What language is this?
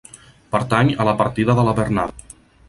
Catalan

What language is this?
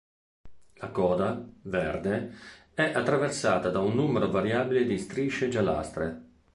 Italian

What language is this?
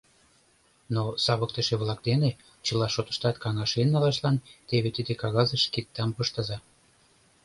Mari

